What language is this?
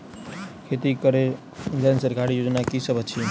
Maithili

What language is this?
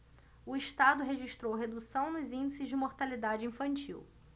Portuguese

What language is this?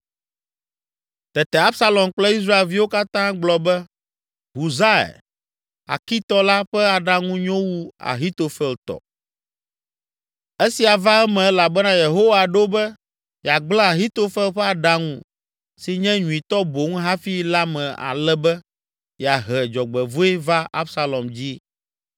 Ewe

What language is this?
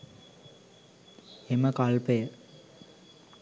Sinhala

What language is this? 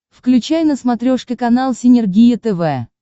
Russian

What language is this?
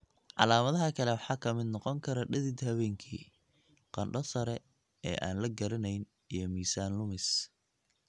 Somali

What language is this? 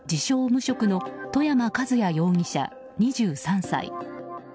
Japanese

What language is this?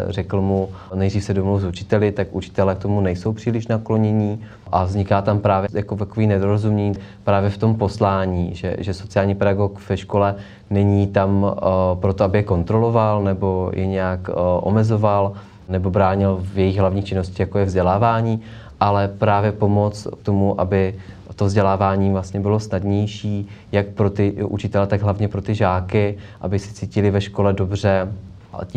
Czech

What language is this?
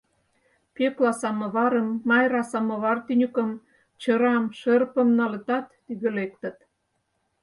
Mari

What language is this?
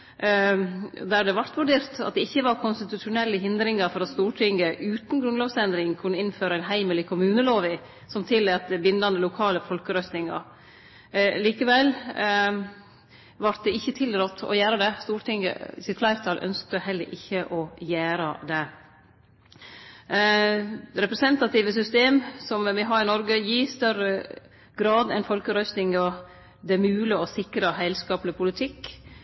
Norwegian Nynorsk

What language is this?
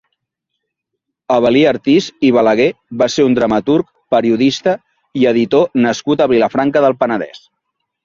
Catalan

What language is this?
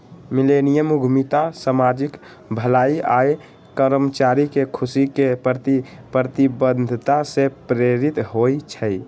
Magahi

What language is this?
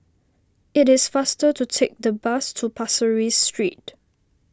English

